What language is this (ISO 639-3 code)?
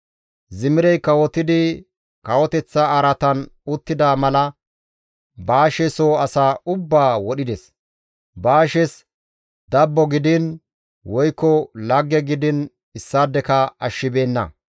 gmv